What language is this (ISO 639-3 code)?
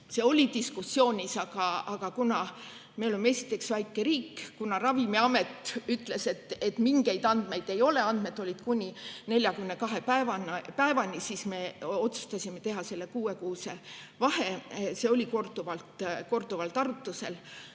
est